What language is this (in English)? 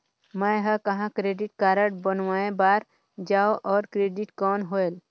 Chhattisgarhi